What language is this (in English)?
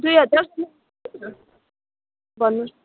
Nepali